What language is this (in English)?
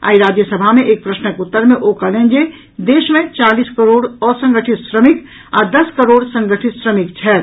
Maithili